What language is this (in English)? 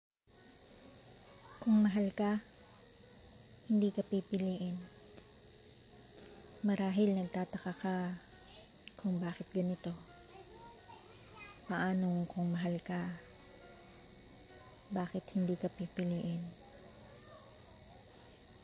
Filipino